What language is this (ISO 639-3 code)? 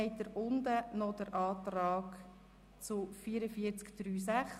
gsw